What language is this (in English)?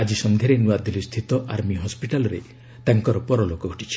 Odia